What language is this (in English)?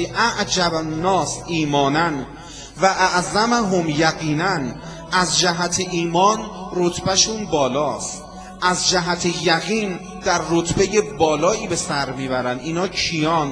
Persian